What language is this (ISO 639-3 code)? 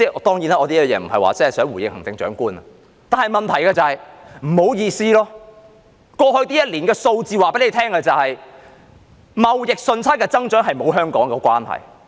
yue